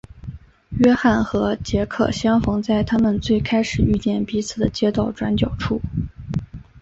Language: Chinese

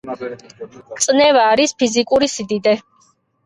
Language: Georgian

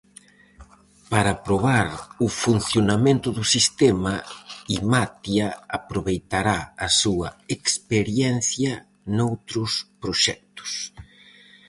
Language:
Galician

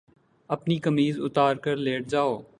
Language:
Urdu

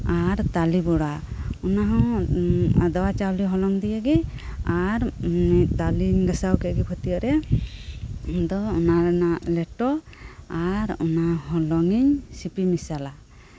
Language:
Santali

